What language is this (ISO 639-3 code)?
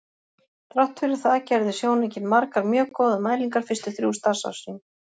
isl